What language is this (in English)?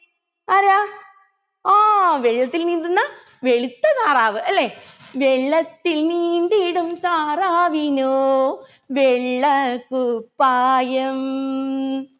Malayalam